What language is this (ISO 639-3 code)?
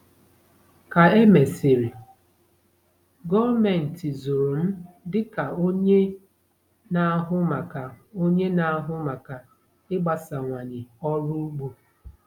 ibo